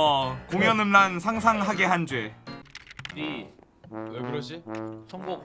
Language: Korean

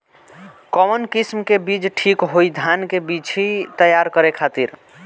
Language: Bhojpuri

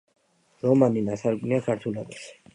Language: Georgian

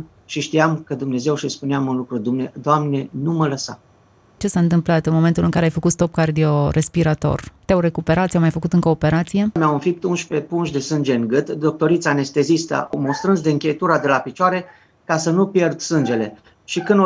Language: Romanian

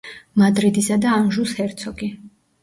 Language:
Georgian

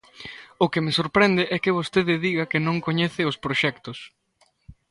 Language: Galician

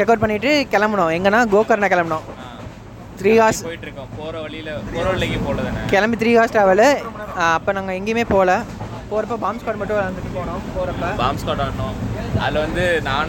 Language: Tamil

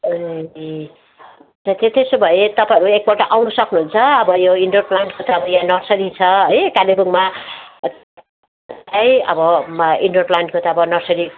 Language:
Nepali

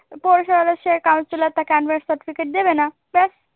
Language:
Bangla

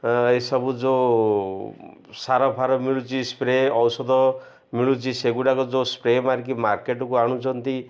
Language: Odia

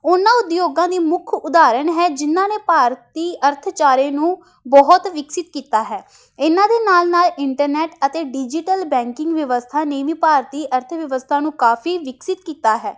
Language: Punjabi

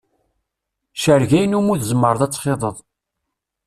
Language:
Kabyle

